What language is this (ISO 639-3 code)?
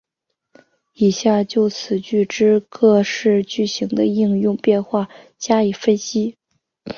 zho